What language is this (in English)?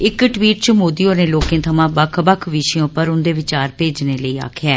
Dogri